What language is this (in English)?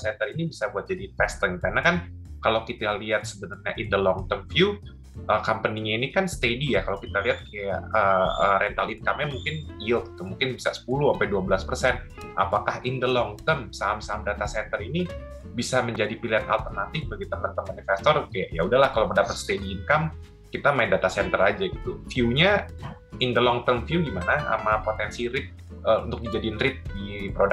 Indonesian